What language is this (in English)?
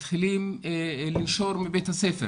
Hebrew